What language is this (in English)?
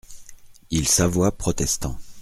French